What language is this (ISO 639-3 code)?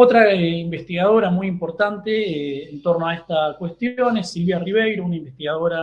spa